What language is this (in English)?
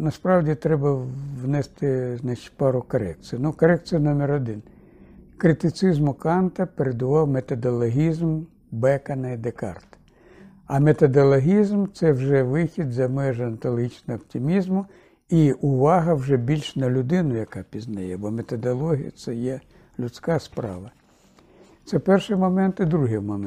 Ukrainian